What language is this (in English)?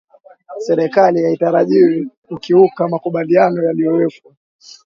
Swahili